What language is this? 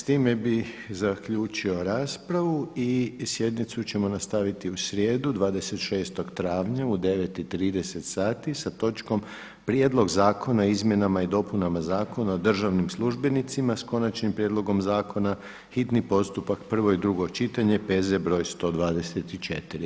Croatian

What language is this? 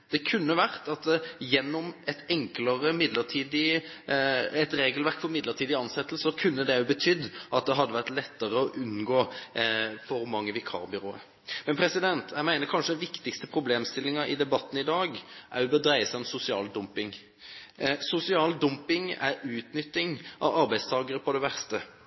Norwegian Bokmål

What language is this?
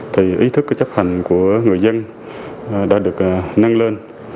Vietnamese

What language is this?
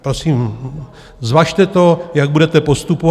Czech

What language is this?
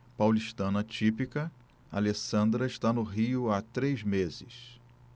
Portuguese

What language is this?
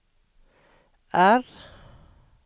Norwegian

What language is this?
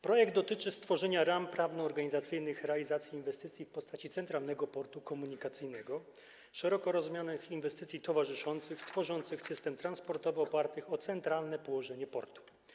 Polish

